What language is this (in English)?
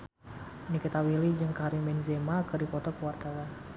Sundanese